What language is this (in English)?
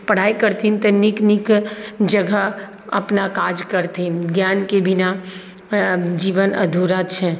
Maithili